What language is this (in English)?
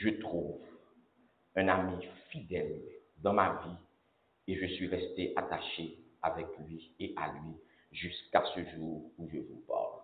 French